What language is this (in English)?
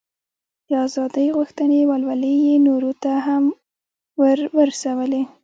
Pashto